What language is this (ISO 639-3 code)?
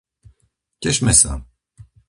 slk